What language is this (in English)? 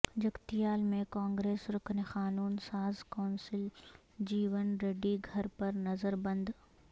Urdu